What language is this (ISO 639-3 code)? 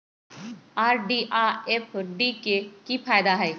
mag